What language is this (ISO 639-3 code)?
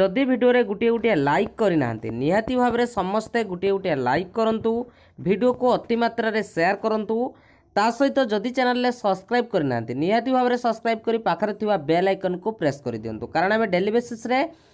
hin